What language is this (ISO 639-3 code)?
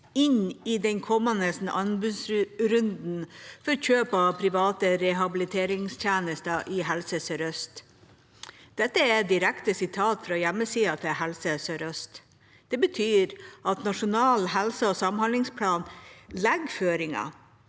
nor